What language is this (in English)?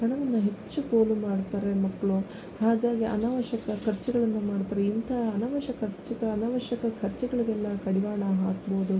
Kannada